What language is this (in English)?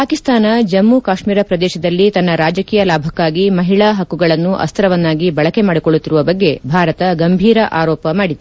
Kannada